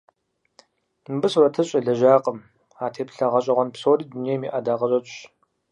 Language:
Kabardian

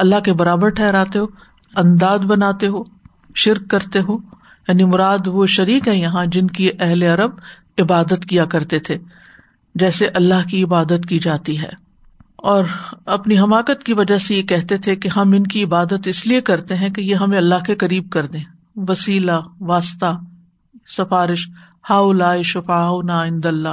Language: Urdu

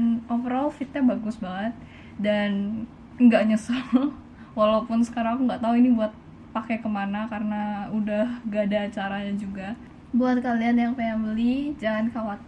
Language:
Indonesian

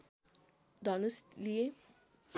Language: Nepali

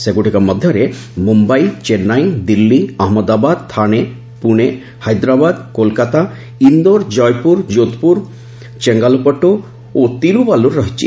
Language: Odia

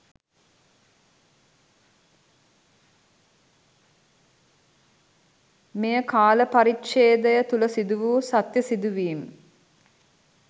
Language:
Sinhala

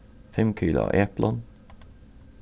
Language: Faroese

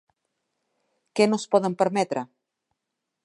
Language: Catalan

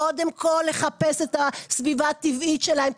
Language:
Hebrew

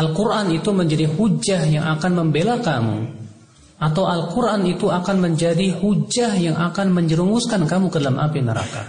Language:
Indonesian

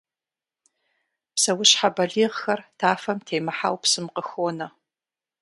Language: Kabardian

